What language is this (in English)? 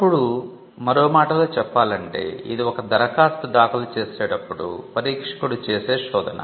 Telugu